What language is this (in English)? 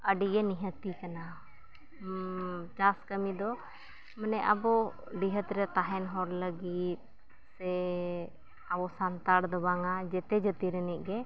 Santali